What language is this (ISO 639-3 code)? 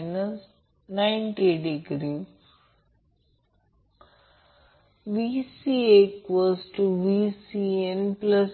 mar